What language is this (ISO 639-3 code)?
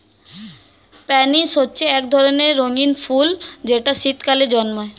ben